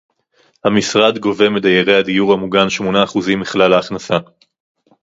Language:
Hebrew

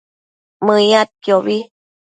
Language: Matsés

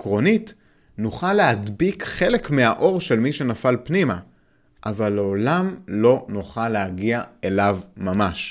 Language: Hebrew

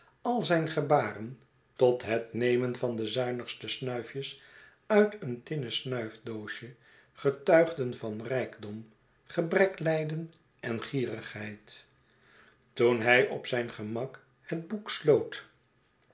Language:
Dutch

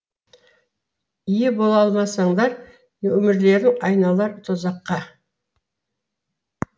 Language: Kazakh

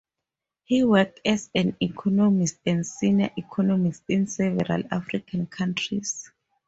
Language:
English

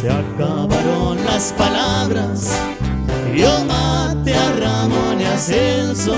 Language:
Spanish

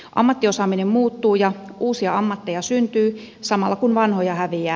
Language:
Finnish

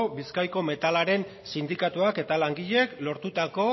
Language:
Basque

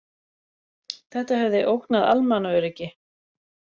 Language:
Icelandic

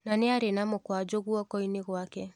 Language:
Kikuyu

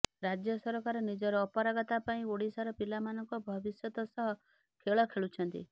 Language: Odia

